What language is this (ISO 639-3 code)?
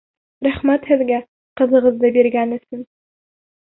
bak